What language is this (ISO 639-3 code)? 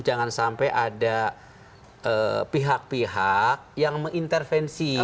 ind